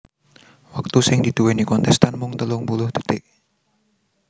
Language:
Javanese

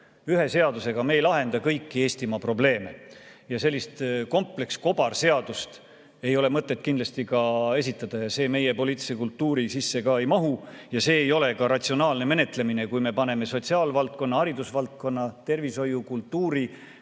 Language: Estonian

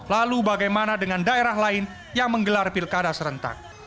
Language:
Indonesian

